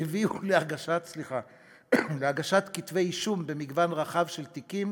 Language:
Hebrew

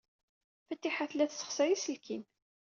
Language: Kabyle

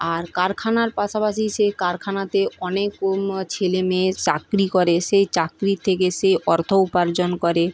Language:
Bangla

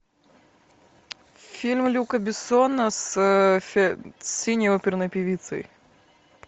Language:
Russian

